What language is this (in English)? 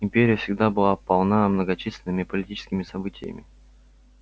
Russian